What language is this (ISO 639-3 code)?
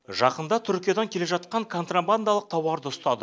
kaz